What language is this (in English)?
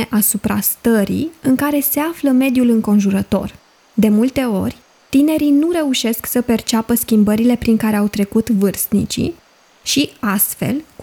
Romanian